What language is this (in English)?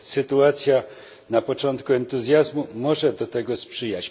Polish